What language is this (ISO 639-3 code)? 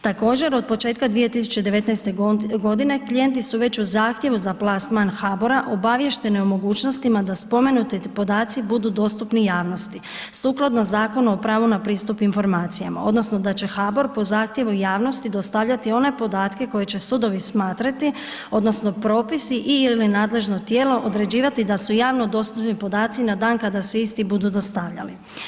hrv